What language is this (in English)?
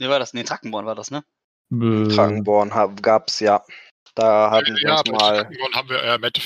German